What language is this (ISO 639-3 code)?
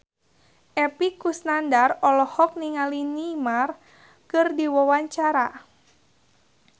sun